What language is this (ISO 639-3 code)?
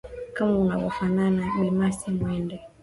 swa